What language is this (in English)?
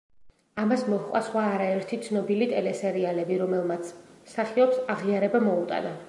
Georgian